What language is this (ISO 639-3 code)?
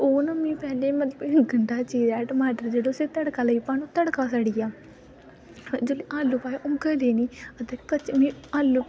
doi